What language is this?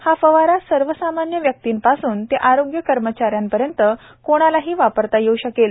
Marathi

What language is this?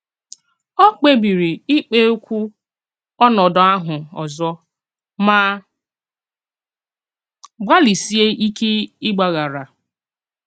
Igbo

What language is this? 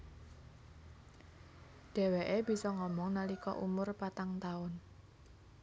Javanese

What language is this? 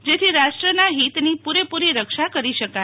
Gujarati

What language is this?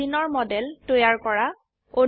Assamese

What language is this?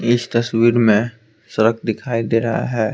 Hindi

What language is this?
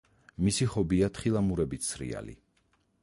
Georgian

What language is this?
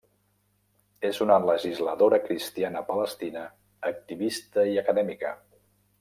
Catalan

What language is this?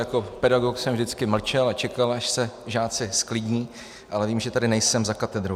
Czech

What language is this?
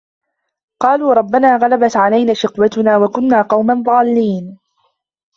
Arabic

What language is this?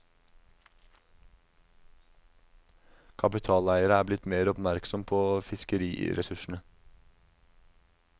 Norwegian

